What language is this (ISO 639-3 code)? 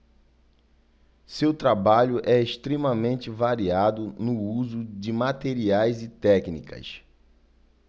por